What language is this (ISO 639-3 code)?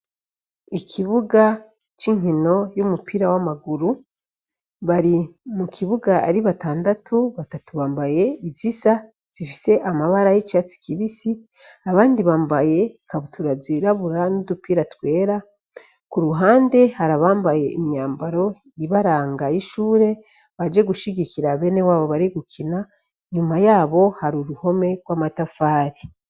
run